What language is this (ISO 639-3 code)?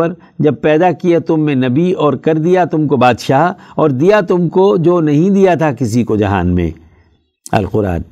urd